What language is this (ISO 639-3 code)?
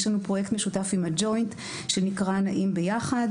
heb